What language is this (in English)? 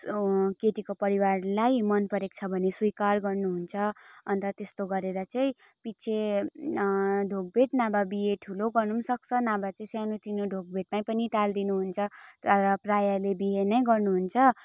Nepali